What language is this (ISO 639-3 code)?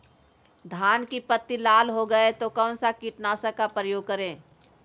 mag